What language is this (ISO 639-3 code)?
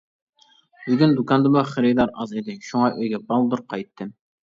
uig